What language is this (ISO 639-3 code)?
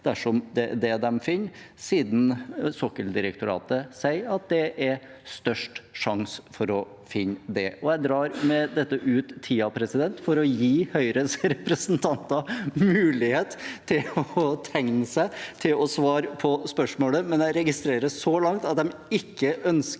nor